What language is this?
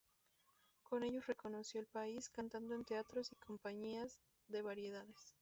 Spanish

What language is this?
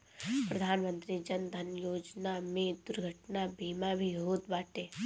Bhojpuri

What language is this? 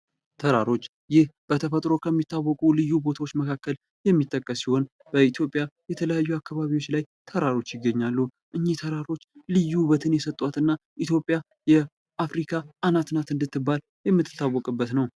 Amharic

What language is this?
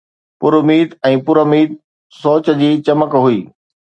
Sindhi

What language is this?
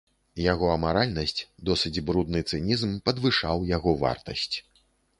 Belarusian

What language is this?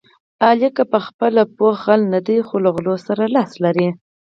Pashto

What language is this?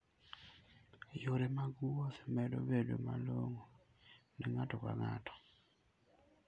Luo (Kenya and Tanzania)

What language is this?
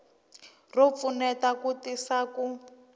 Tsonga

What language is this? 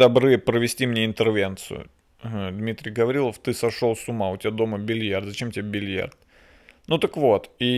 Russian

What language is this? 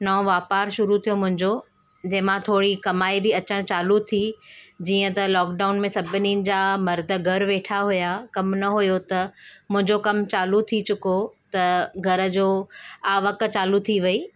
Sindhi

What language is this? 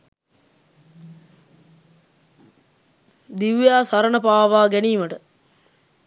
Sinhala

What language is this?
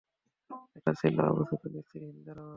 Bangla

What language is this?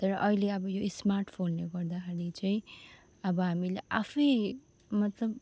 Nepali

